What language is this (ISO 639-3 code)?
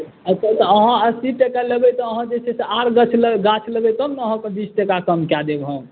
mai